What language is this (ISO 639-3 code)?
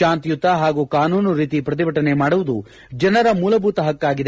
kan